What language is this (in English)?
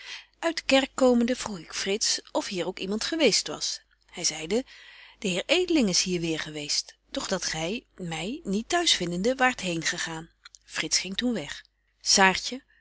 Dutch